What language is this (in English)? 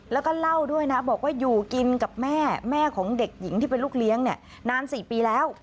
Thai